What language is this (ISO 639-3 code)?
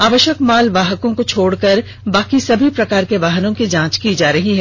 hin